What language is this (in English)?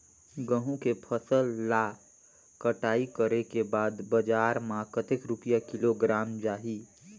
Chhattisgarhi